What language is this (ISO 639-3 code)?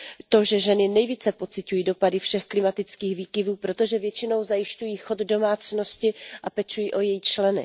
ces